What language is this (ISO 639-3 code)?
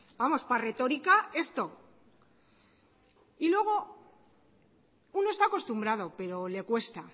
spa